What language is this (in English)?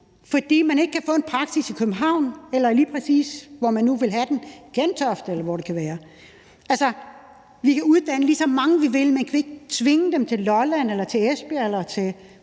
Danish